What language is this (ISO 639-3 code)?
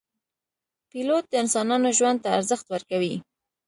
pus